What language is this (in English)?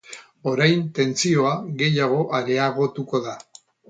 Basque